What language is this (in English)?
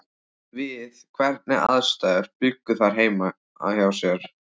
Icelandic